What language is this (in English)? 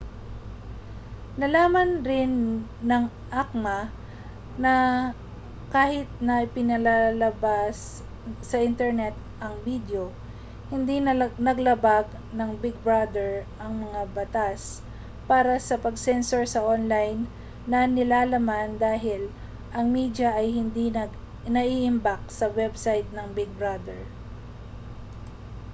Filipino